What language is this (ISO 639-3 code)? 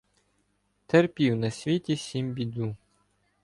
ukr